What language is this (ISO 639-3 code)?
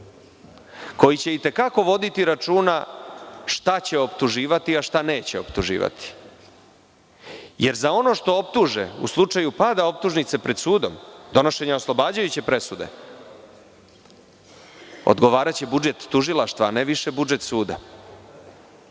srp